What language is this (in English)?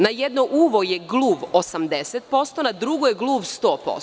Serbian